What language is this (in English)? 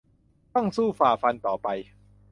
Thai